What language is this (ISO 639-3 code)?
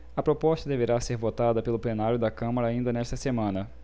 por